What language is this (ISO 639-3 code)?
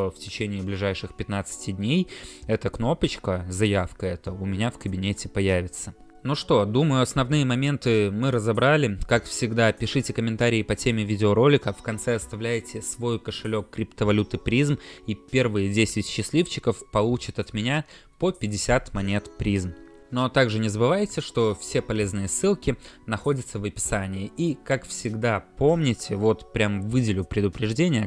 rus